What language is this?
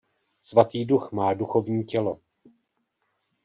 Czech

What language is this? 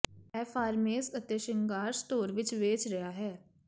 Punjabi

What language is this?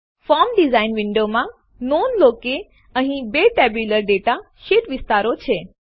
Gujarati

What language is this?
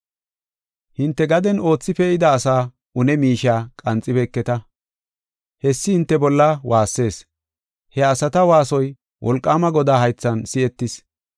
Gofa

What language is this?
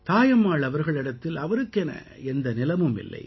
Tamil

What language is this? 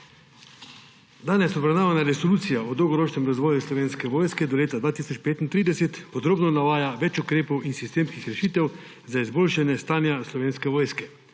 Slovenian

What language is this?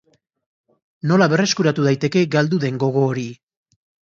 Basque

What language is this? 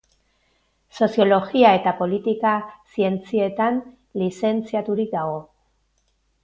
Basque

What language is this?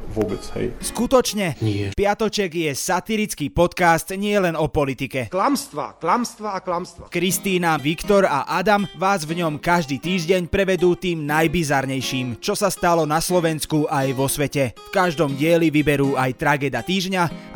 Slovak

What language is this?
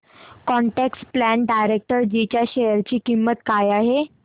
Marathi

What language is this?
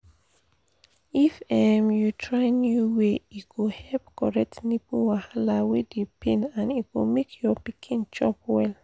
Nigerian Pidgin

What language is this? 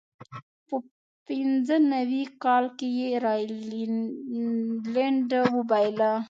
Pashto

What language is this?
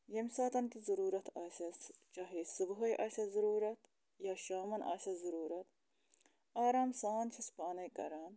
Kashmiri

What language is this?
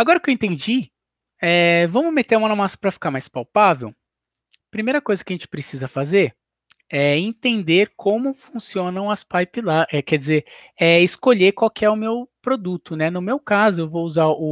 Portuguese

